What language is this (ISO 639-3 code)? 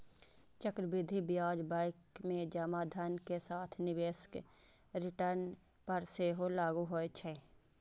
mai